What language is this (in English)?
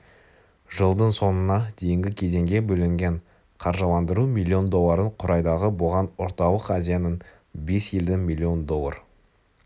Kazakh